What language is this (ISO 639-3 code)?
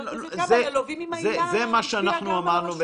heb